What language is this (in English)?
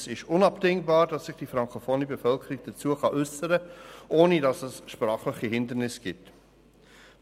Swiss German